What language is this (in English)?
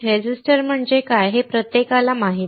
Marathi